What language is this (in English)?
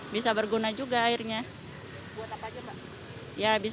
Indonesian